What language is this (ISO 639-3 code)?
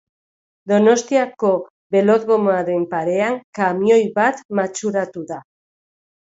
eus